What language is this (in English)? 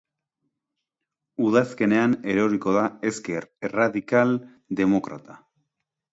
Basque